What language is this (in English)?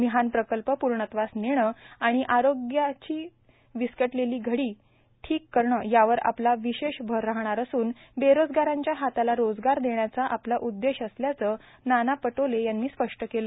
Marathi